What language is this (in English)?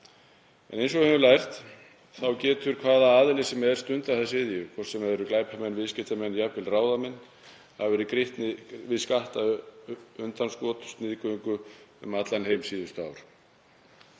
Icelandic